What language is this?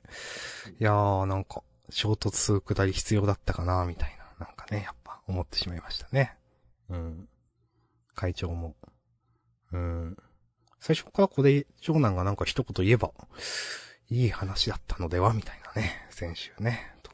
Japanese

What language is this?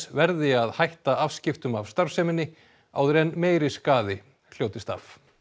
Icelandic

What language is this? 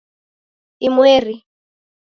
Taita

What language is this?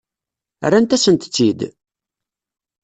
Kabyle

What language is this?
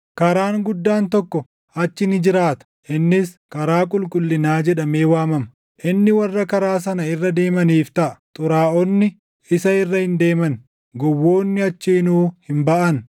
Oromo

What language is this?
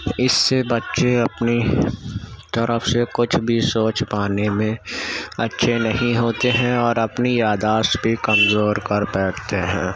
Urdu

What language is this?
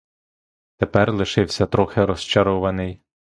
Ukrainian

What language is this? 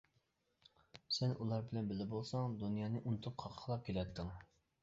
Uyghur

